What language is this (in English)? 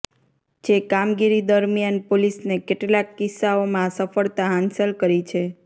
Gujarati